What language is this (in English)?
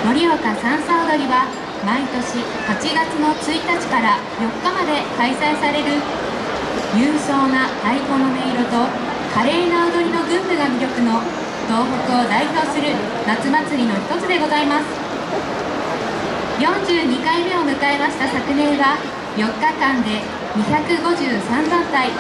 Japanese